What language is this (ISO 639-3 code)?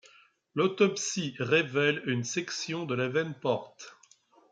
fra